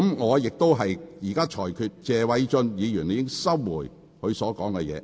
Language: Cantonese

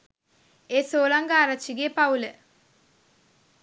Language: Sinhala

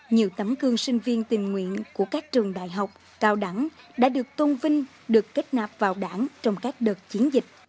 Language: Vietnamese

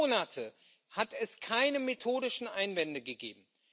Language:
German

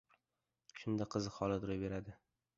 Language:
Uzbek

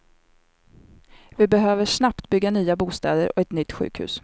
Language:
Swedish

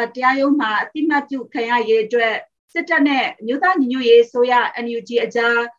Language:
Thai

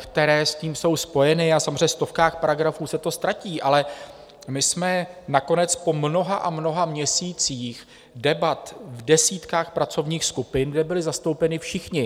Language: Czech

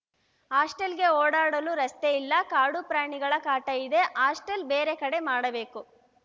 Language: Kannada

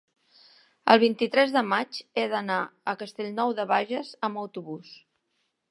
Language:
Catalan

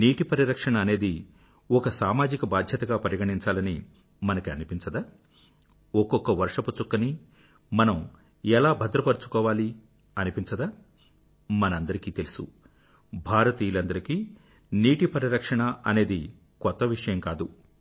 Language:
Telugu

